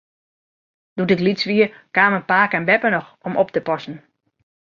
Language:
Western Frisian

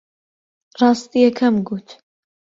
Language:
Central Kurdish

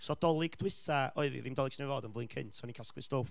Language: Welsh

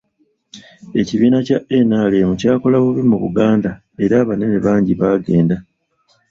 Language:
Ganda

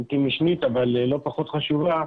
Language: Hebrew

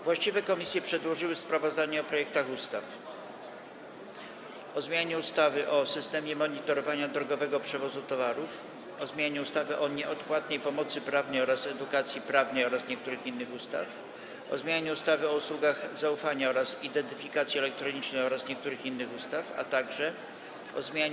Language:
Polish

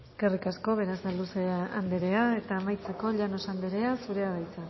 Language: Basque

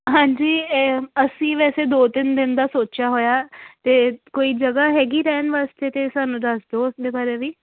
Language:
Punjabi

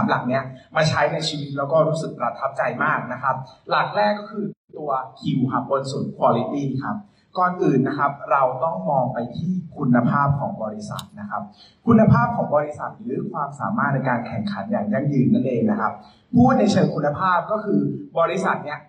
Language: Thai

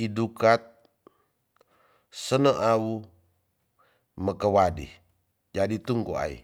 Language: Tonsea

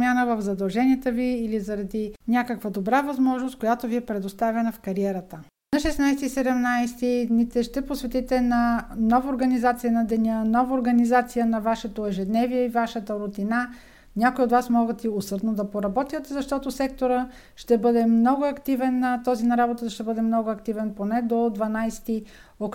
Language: Bulgarian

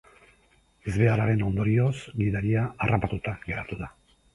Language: Basque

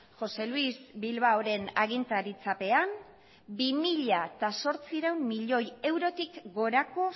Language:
Basque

